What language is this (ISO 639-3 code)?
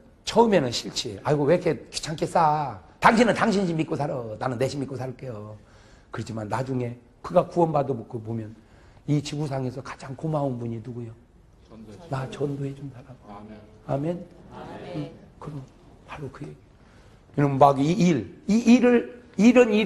kor